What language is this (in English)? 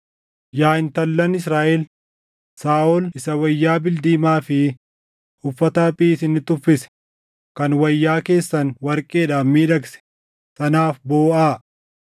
Oromo